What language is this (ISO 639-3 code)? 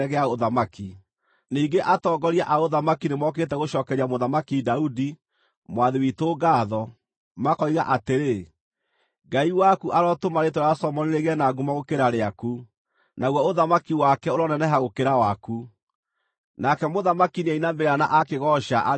kik